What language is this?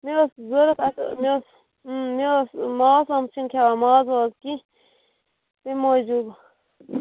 Kashmiri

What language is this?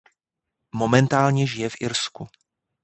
Czech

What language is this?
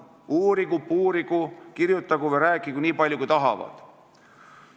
Estonian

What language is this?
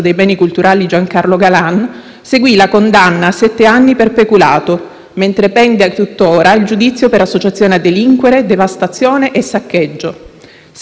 Italian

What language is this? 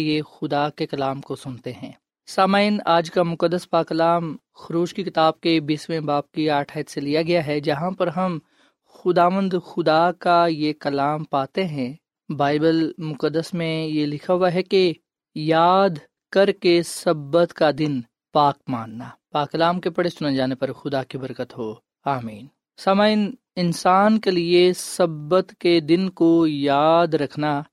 Urdu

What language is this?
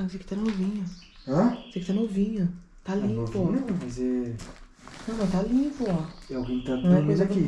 Portuguese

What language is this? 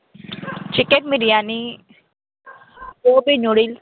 Telugu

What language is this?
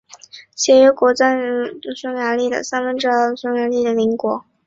Chinese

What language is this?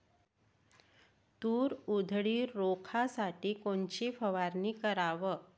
Marathi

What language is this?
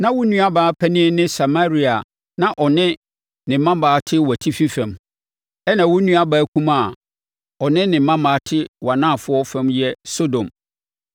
Akan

